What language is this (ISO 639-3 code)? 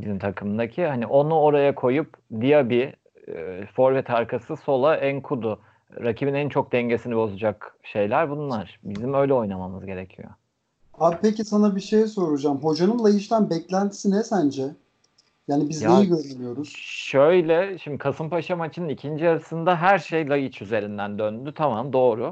tur